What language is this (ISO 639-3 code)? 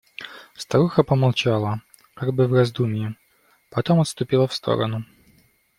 rus